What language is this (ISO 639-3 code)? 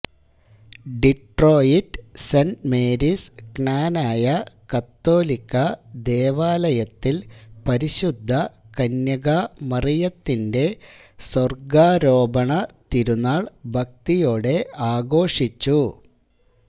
mal